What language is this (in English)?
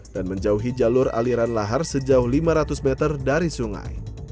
Indonesian